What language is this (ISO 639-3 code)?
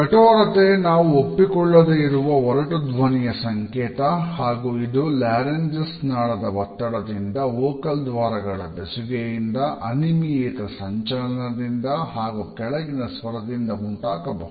kan